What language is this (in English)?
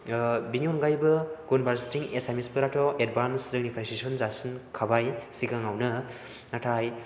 Bodo